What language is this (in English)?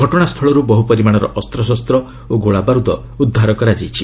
Odia